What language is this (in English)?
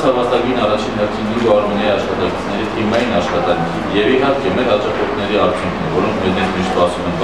Turkish